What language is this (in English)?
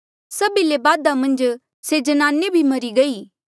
Mandeali